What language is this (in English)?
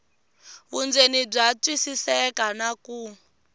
Tsonga